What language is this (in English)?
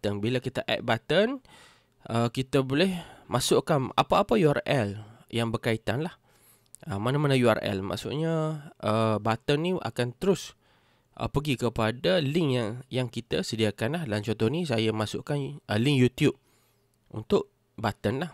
Malay